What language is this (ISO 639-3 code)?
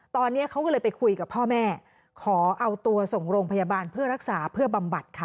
tha